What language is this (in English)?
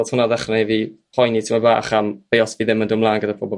Welsh